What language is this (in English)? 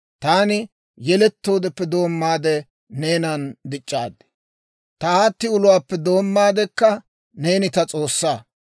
Dawro